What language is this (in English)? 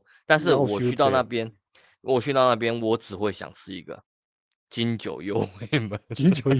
Chinese